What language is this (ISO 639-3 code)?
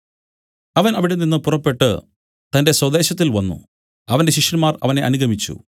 mal